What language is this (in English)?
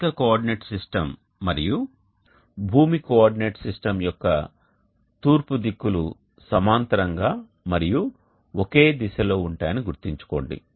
Telugu